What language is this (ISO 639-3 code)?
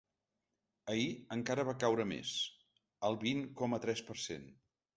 cat